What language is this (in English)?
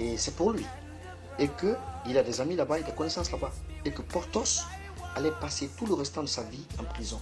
French